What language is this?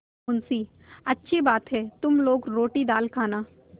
Hindi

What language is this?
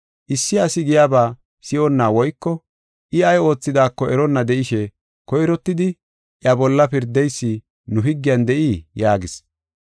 Gofa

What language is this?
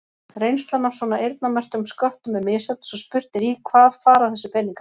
Icelandic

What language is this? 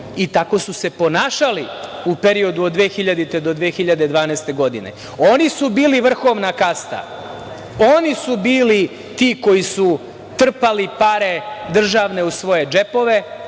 Serbian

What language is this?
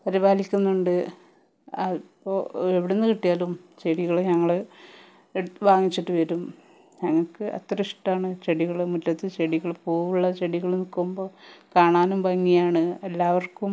Malayalam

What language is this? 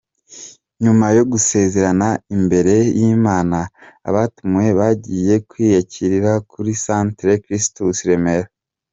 Kinyarwanda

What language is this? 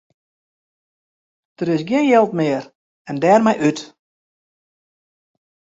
Western Frisian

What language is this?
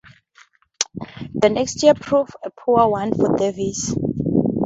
English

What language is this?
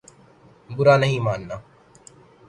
Urdu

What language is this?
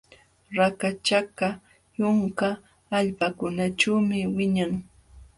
Jauja Wanca Quechua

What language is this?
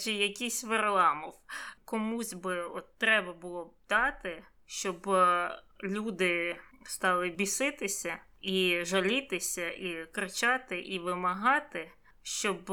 Ukrainian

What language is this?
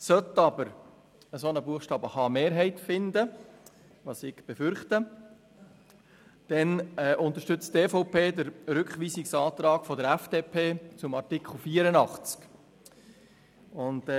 Swiss German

